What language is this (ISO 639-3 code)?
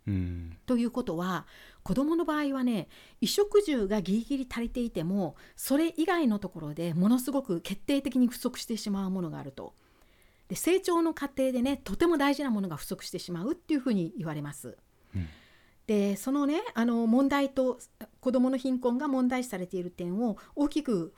jpn